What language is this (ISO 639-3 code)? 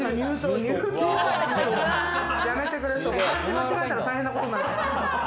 jpn